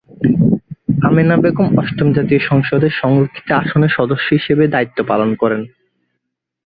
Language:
Bangla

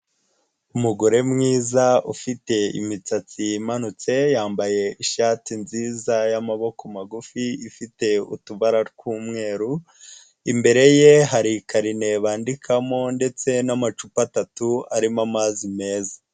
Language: Kinyarwanda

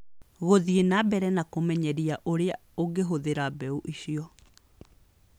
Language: Kikuyu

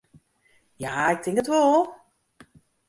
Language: Western Frisian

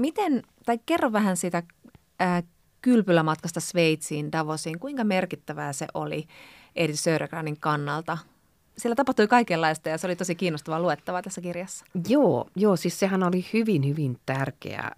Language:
Finnish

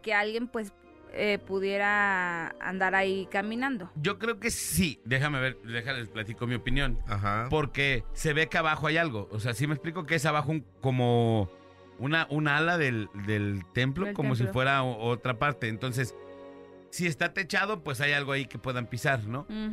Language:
Spanish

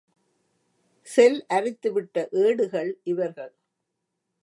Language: Tamil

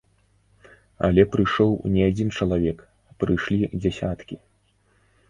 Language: Belarusian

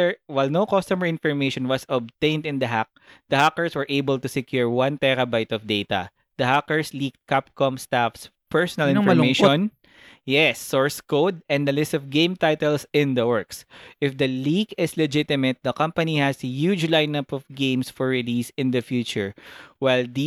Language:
Filipino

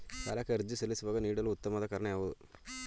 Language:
Kannada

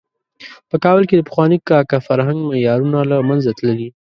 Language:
Pashto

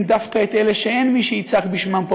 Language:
Hebrew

